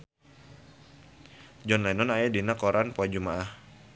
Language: Sundanese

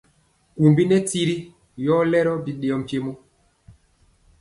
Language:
Mpiemo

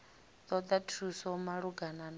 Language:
Venda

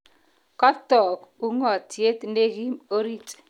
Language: Kalenjin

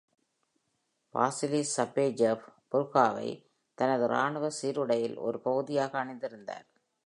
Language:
Tamil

